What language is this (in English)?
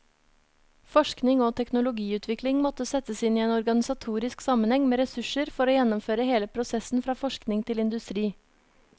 Norwegian